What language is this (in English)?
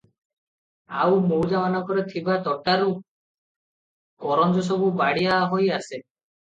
Odia